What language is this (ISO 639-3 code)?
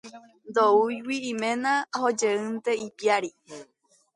grn